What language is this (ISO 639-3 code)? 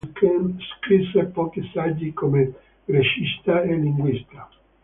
ita